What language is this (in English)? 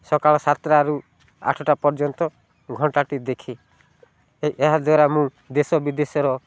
Odia